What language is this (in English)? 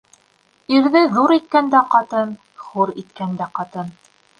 Bashkir